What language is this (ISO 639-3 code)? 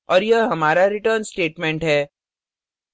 hin